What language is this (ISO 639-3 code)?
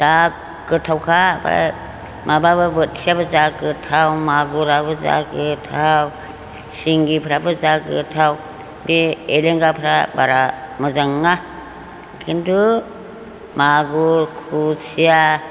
brx